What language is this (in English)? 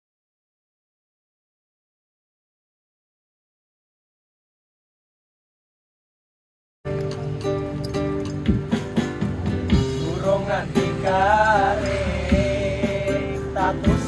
Indonesian